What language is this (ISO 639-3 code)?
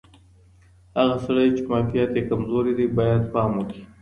pus